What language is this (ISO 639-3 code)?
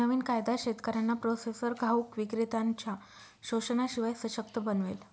mar